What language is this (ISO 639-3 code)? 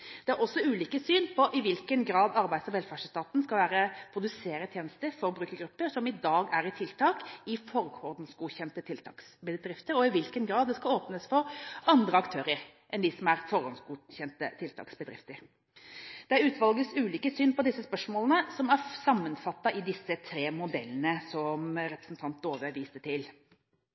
nob